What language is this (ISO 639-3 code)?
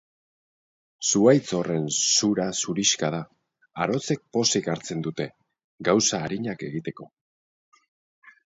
eus